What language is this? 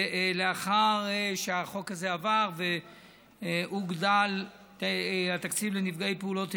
Hebrew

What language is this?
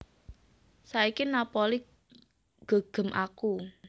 Javanese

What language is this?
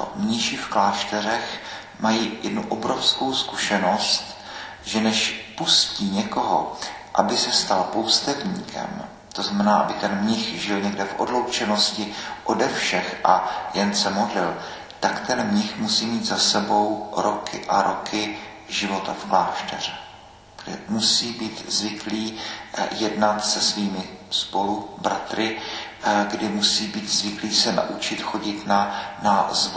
Czech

